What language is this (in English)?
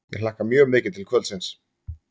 Icelandic